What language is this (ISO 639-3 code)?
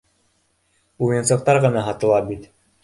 bak